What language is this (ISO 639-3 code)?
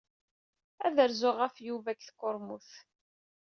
kab